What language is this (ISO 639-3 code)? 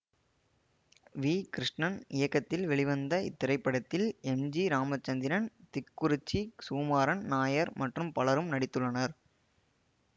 tam